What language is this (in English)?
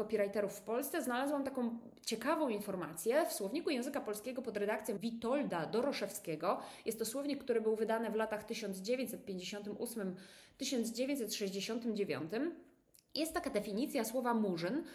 Polish